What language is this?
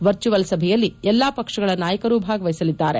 Kannada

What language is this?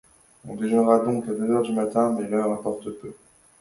French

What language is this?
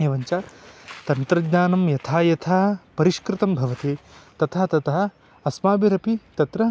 Sanskrit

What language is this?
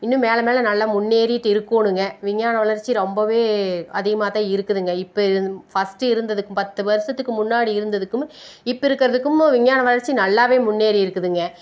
Tamil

